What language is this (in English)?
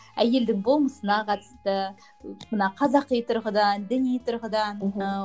Kazakh